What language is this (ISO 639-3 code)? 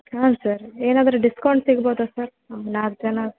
kan